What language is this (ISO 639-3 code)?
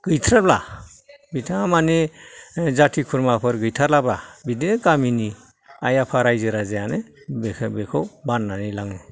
brx